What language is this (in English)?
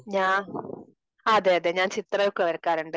Malayalam